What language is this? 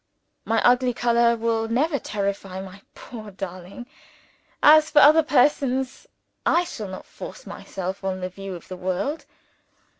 English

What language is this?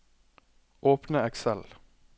Norwegian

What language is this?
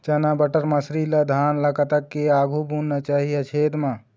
Chhattisgarhi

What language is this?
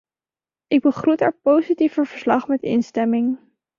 Dutch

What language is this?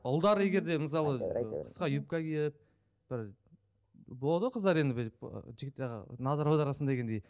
Kazakh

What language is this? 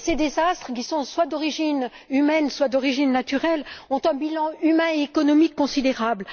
French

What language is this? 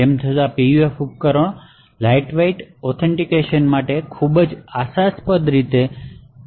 Gujarati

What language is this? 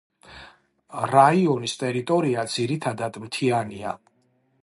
Georgian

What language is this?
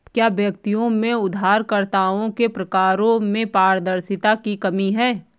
Hindi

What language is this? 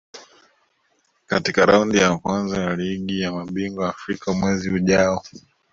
Swahili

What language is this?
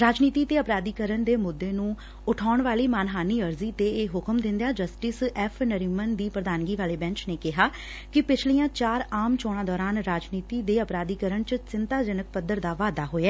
Punjabi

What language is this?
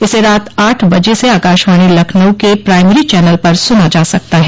Hindi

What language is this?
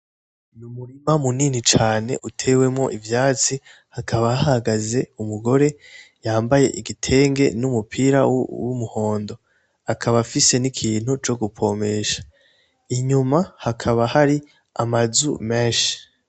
Rundi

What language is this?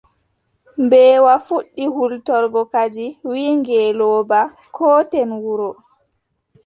Adamawa Fulfulde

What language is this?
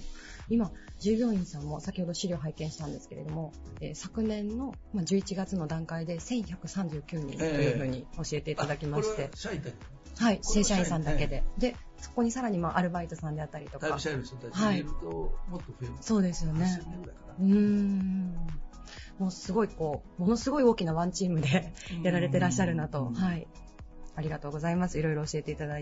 Japanese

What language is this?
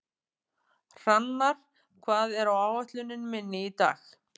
Icelandic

